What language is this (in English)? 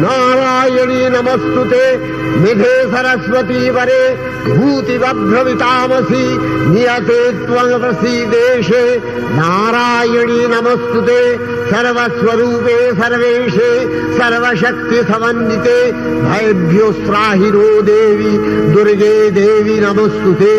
Bangla